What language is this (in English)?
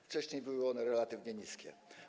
Polish